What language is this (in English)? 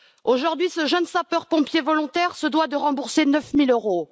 French